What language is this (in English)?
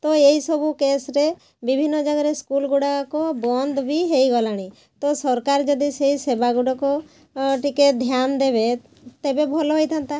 Odia